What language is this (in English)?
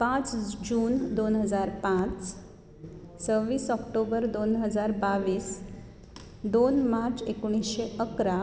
Konkani